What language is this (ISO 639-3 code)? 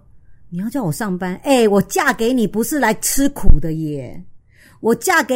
zho